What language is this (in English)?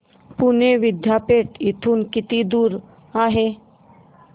Marathi